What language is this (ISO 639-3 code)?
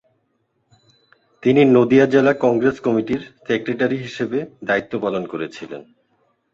ben